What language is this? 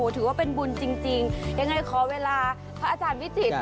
Thai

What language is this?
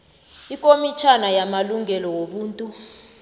South Ndebele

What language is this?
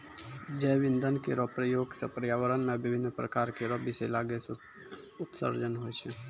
Maithili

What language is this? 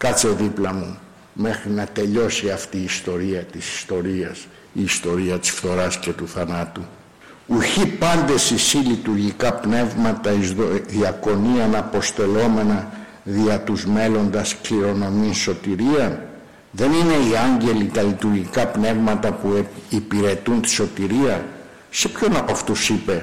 Greek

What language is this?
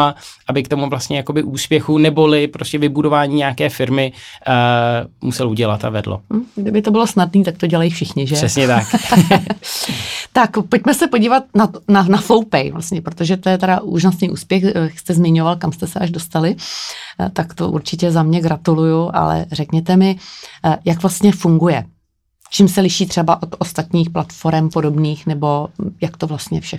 Czech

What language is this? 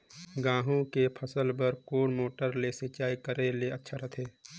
Chhattisgarhi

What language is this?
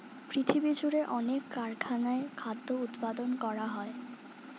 Bangla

